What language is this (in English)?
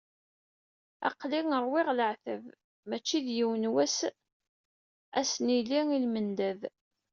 Kabyle